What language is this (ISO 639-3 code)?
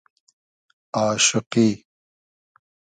haz